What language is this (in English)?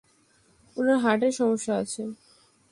Bangla